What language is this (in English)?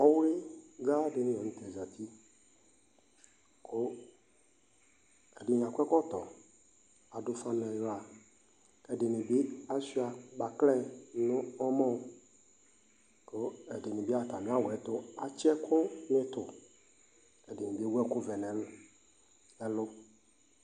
Ikposo